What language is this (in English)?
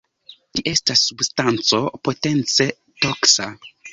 Esperanto